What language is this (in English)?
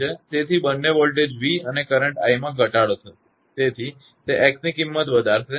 Gujarati